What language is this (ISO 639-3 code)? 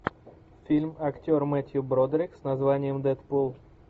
rus